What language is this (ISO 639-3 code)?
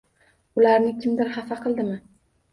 uzb